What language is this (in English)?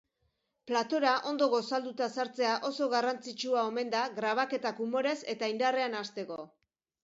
Basque